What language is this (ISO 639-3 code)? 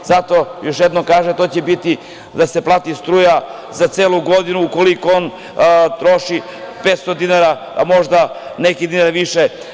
srp